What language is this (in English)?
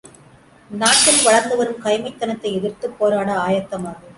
Tamil